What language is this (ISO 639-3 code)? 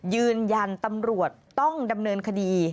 tha